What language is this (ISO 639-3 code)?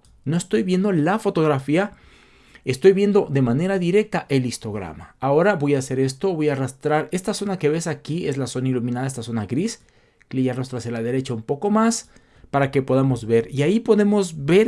spa